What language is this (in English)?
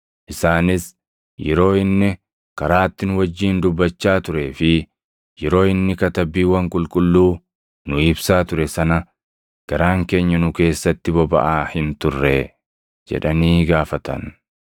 Oromo